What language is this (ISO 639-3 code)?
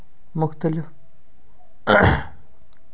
kas